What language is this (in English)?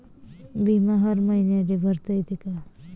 Marathi